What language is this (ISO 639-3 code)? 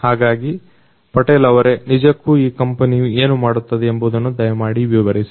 kan